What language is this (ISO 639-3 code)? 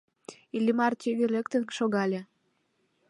chm